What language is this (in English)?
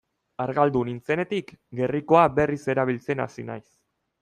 Basque